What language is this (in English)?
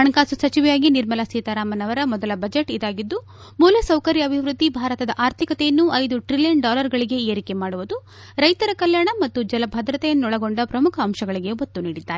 Kannada